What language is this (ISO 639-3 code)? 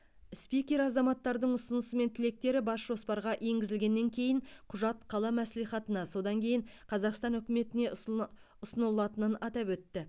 kaz